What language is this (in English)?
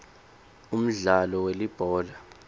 Swati